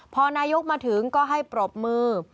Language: Thai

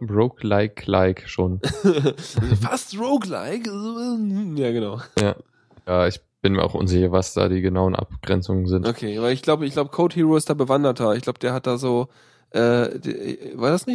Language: German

